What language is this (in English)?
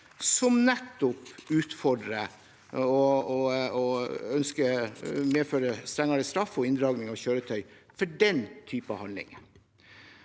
Norwegian